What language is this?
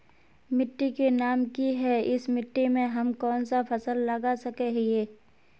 Magahi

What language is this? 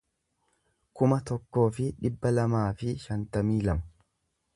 Oromo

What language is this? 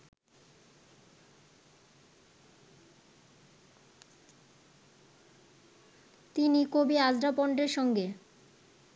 Bangla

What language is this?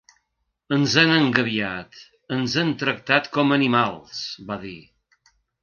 Catalan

